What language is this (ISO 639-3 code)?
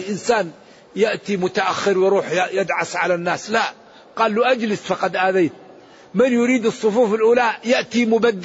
ara